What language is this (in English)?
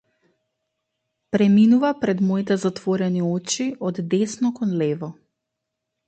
Macedonian